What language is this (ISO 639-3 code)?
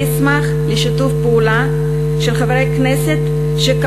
heb